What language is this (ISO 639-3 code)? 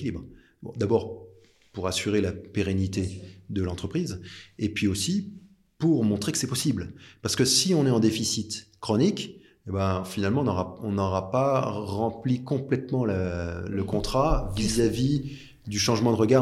fra